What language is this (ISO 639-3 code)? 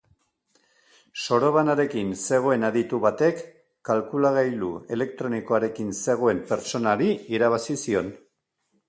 eus